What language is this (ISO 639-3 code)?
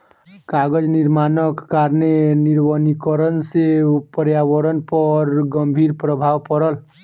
mai